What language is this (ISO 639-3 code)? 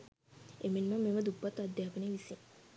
sin